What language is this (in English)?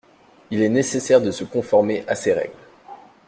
French